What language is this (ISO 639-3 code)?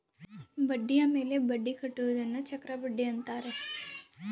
kan